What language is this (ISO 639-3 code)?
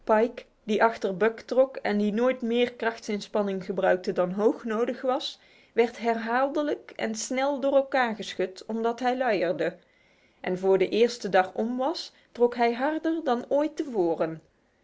nld